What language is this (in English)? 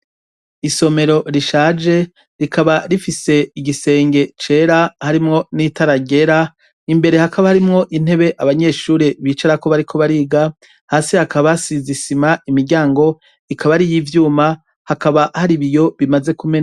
Rundi